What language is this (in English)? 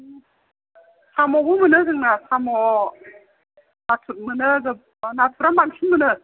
Bodo